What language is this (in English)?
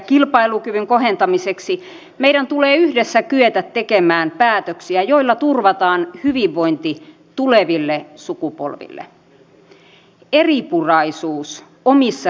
Finnish